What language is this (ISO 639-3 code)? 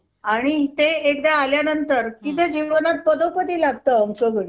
mar